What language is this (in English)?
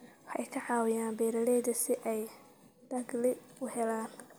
Somali